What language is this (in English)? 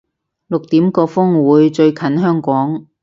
Cantonese